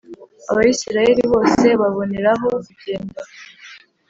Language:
Kinyarwanda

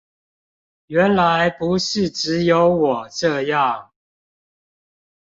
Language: Chinese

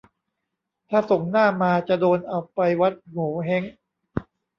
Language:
Thai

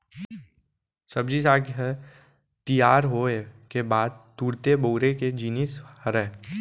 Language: Chhattisgarhi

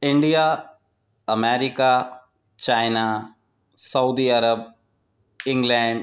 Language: Urdu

